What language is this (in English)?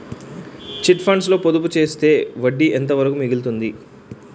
Telugu